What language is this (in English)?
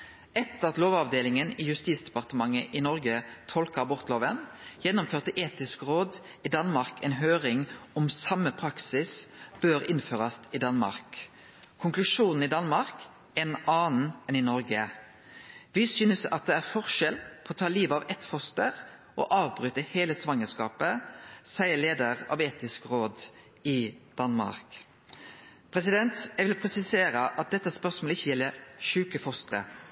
Norwegian Nynorsk